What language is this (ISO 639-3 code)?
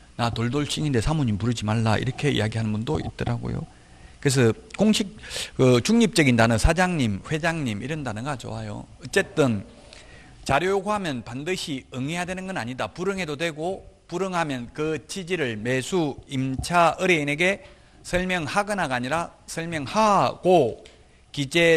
kor